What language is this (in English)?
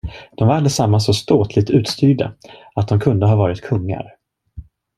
Swedish